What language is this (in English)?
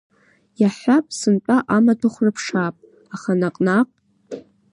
Abkhazian